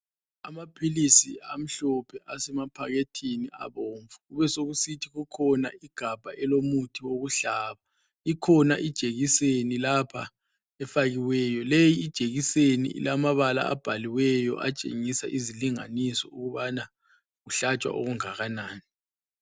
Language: North Ndebele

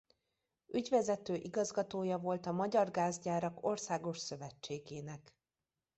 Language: Hungarian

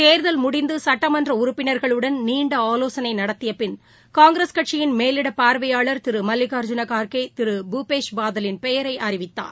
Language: Tamil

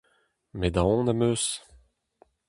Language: Breton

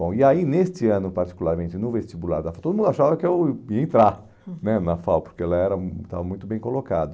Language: Portuguese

